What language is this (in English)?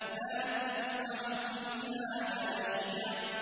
Arabic